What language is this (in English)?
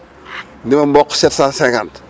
Wolof